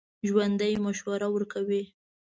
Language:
Pashto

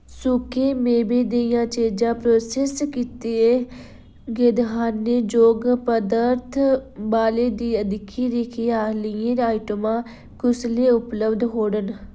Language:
Dogri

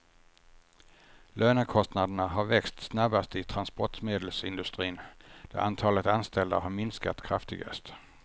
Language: Swedish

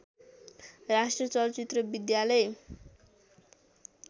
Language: Nepali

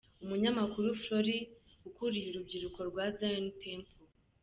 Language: Kinyarwanda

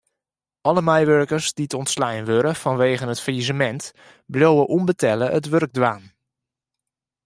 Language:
Western Frisian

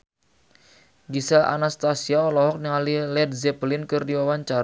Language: Sundanese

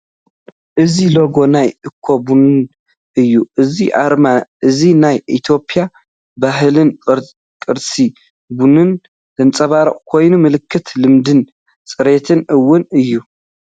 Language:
Tigrinya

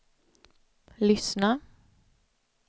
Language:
Swedish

